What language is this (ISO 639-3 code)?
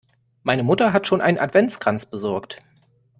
deu